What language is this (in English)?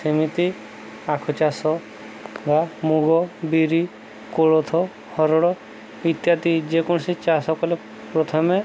Odia